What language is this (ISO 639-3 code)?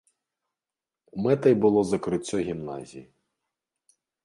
bel